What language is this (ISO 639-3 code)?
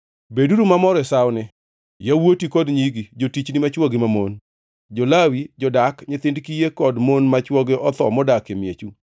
luo